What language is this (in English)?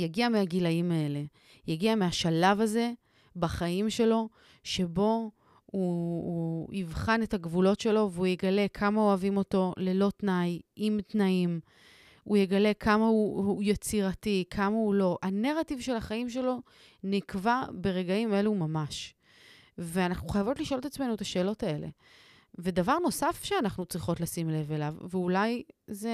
Hebrew